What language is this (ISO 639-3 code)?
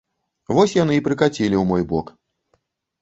bel